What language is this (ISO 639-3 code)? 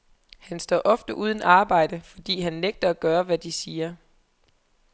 dan